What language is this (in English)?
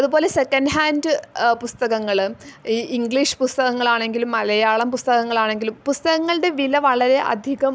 Malayalam